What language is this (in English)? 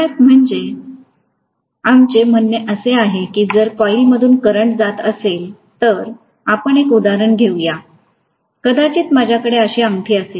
Marathi